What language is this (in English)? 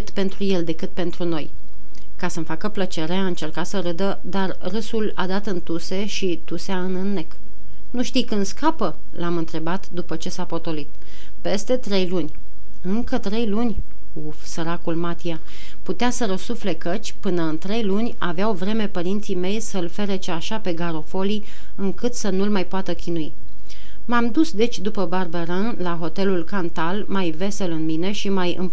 Romanian